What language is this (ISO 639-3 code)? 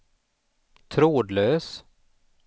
swe